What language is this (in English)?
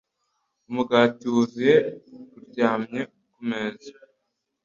Kinyarwanda